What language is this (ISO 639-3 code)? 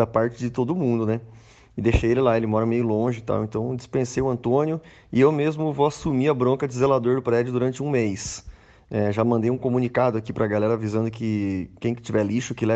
por